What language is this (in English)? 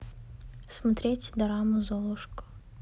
Russian